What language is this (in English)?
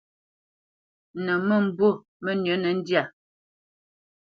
Bamenyam